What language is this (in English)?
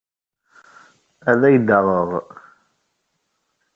Kabyle